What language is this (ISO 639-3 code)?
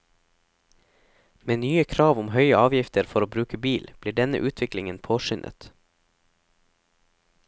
nor